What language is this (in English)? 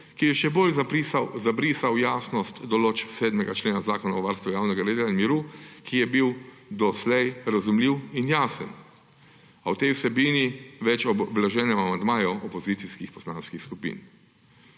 Slovenian